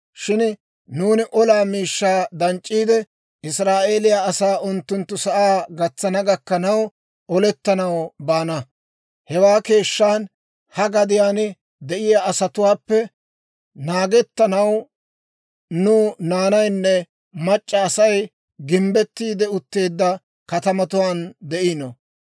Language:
Dawro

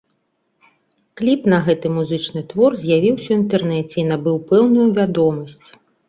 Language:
Belarusian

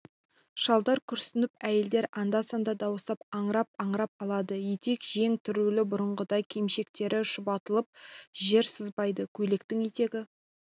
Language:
Kazakh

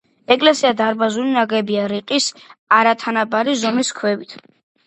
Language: Georgian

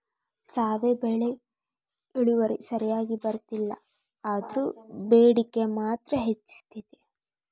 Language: Kannada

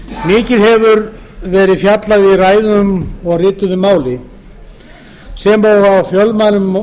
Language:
Icelandic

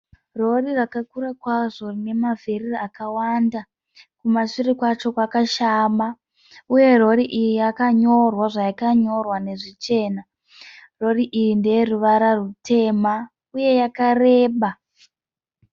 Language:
Shona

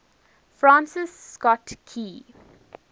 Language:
English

